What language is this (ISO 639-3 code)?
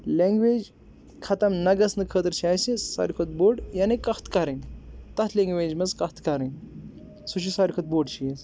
kas